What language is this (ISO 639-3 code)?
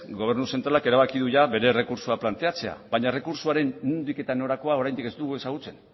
eus